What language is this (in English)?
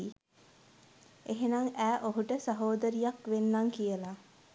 Sinhala